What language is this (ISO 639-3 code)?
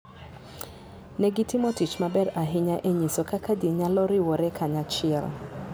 luo